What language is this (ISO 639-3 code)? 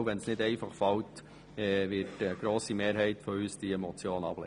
gsw